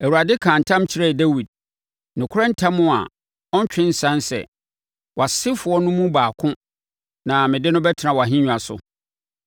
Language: Akan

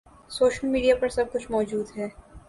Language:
Urdu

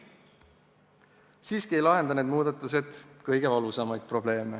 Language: Estonian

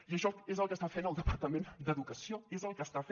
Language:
Catalan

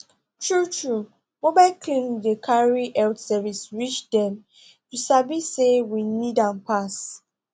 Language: Nigerian Pidgin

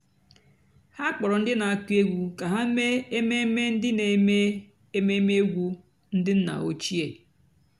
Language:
Igbo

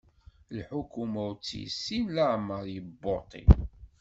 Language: Kabyle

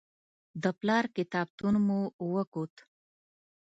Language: Pashto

